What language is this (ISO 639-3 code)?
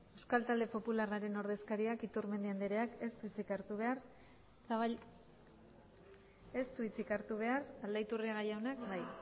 eus